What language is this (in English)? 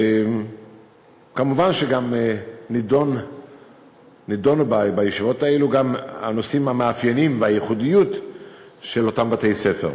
Hebrew